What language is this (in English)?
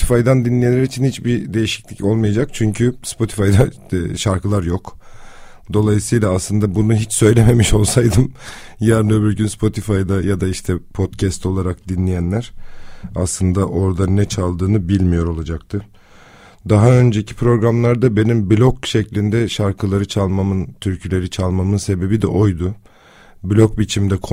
Turkish